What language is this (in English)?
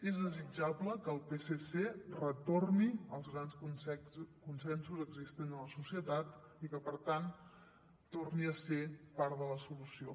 Catalan